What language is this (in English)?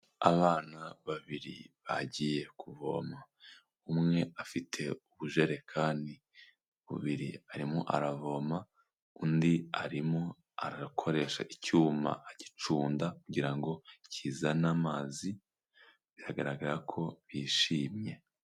Kinyarwanda